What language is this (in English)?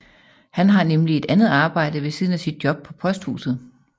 Danish